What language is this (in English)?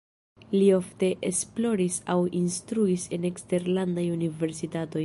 Esperanto